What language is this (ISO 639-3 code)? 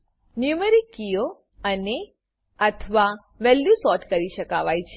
guj